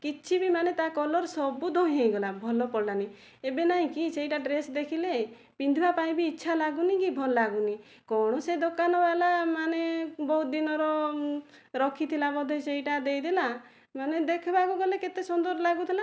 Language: Odia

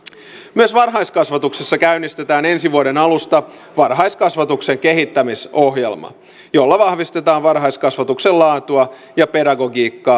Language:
Finnish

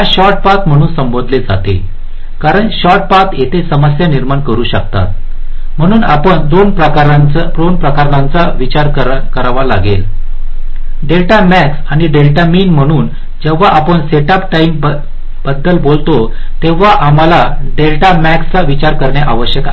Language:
Marathi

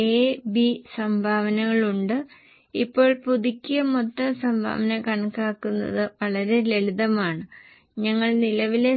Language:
Malayalam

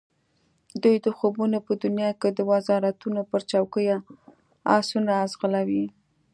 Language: Pashto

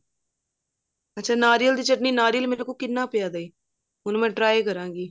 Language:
Punjabi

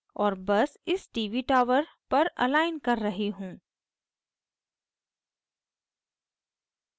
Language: Hindi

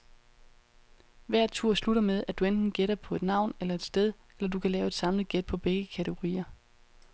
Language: Danish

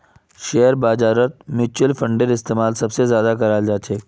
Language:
Magahi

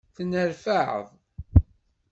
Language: Kabyle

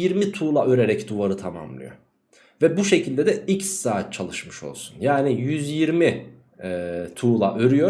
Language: Turkish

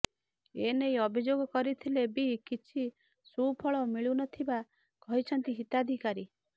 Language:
Odia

